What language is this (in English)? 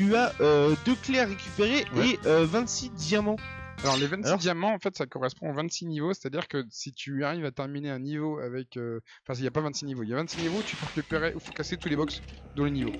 French